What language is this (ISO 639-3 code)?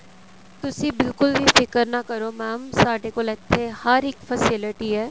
pan